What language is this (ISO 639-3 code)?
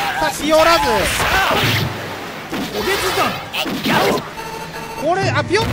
jpn